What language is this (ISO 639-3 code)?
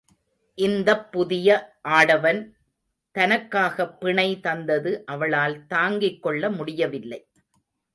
tam